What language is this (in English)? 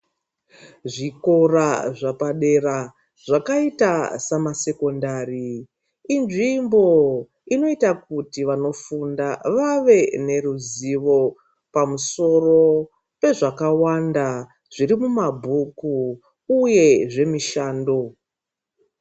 Ndau